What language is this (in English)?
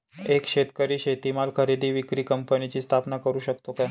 Marathi